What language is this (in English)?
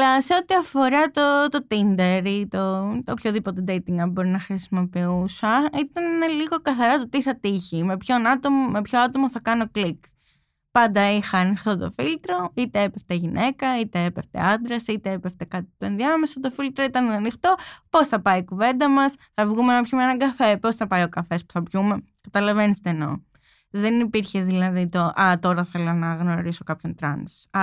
Greek